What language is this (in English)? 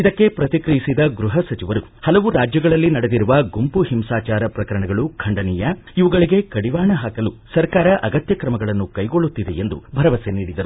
Kannada